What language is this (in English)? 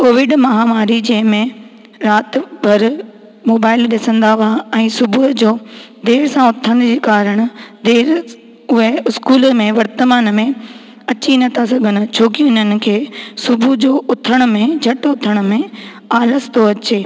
Sindhi